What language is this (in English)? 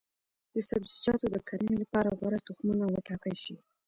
Pashto